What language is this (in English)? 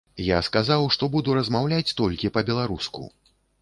Belarusian